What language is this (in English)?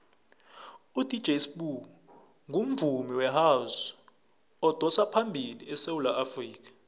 South Ndebele